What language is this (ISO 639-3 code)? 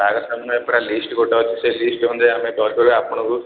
ori